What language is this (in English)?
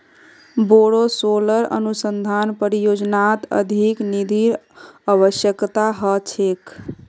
Magahi